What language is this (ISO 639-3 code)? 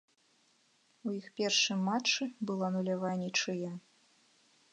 bel